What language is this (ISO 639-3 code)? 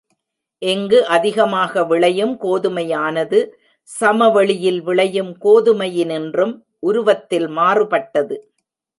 tam